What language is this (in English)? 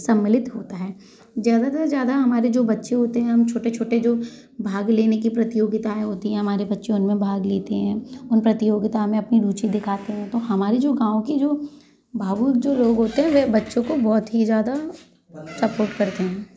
Hindi